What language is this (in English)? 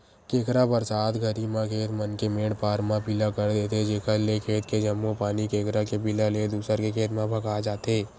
Chhattisgarhi